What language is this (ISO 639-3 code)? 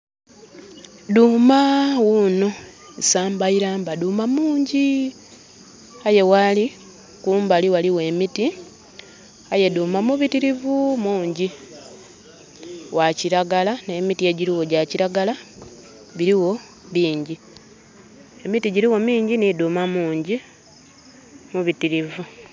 xog